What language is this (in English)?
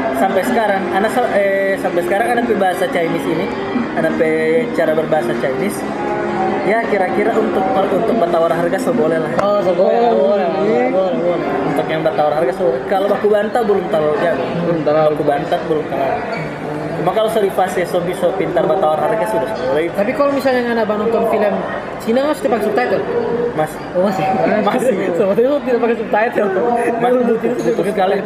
Indonesian